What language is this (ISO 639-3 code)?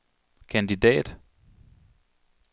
dan